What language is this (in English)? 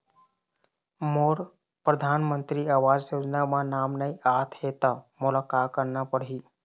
Chhattisgarhi